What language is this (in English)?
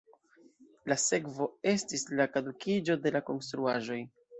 Esperanto